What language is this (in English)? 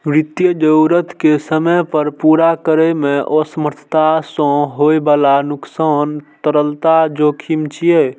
Maithili